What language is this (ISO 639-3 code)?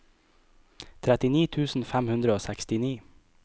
nor